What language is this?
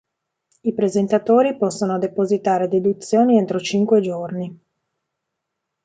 Italian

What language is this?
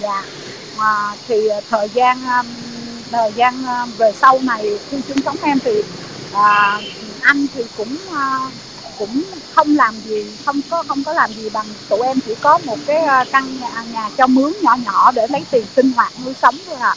Vietnamese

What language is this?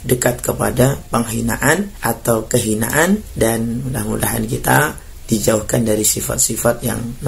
Indonesian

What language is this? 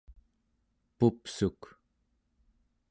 Central Yupik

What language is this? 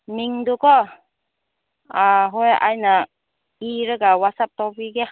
Manipuri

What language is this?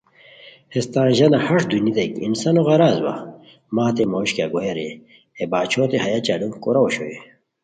Khowar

